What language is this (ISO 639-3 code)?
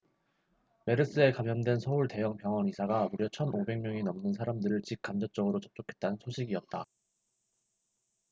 kor